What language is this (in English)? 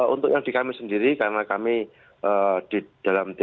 Indonesian